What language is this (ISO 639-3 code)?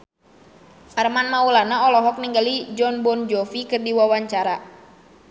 sun